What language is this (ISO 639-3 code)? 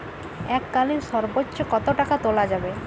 ben